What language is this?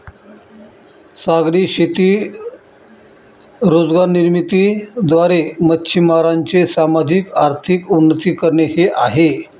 Marathi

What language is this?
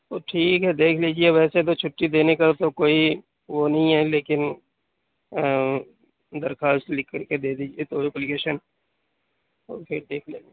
Urdu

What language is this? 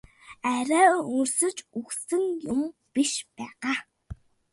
Mongolian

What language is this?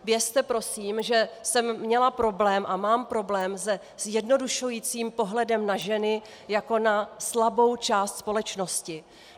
Czech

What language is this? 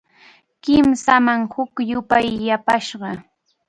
Arequipa-La Unión Quechua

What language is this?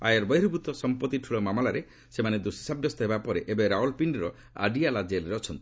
Odia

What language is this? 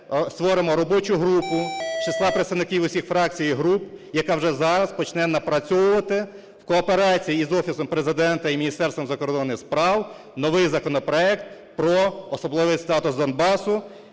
Ukrainian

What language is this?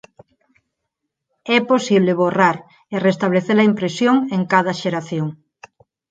Galician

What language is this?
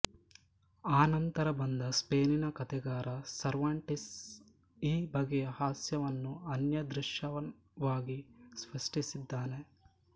Kannada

